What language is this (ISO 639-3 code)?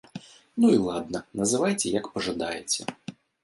bel